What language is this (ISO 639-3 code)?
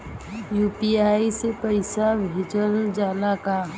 bho